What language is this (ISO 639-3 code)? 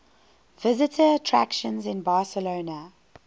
eng